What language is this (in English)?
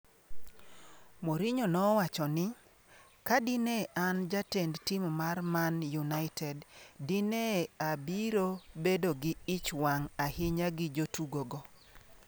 Luo (Kenya and Tanzania)